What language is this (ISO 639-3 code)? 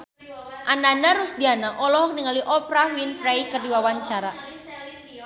sun